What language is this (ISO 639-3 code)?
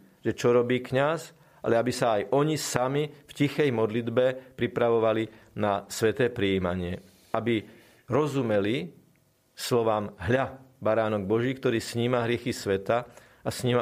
slk